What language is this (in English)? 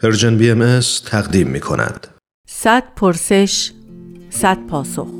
Persian